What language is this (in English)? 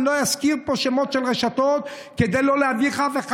Hebrew